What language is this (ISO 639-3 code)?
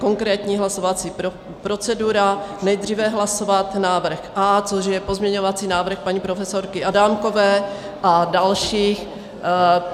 ces